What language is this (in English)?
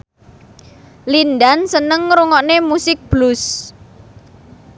Javanese